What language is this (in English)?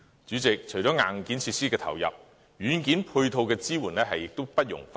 Cantonese